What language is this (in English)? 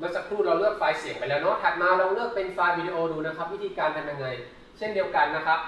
Thai